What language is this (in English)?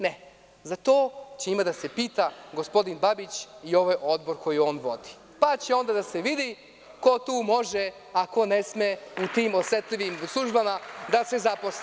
Serbian